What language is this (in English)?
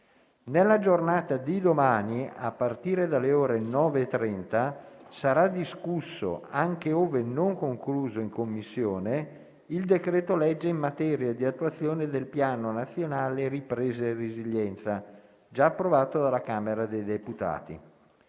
Italian